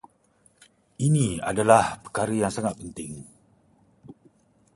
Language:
Malay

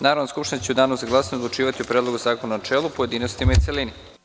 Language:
Serbian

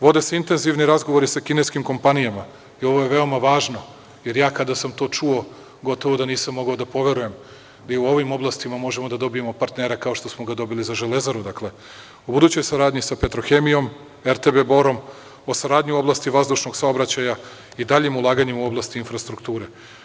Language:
Serbian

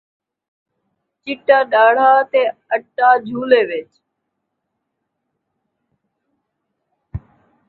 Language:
Saraiki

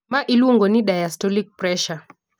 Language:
Luo (Kenya and Tanzania)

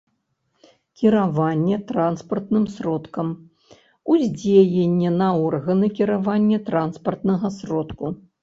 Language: Belarusian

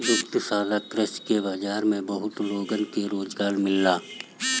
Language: Bhojpuri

